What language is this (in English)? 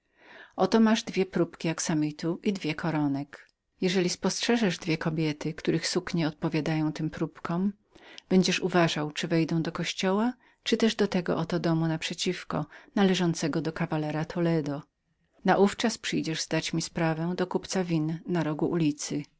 Polish